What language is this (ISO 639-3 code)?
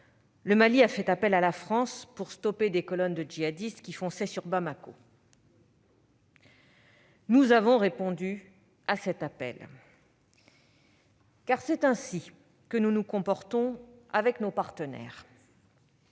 fra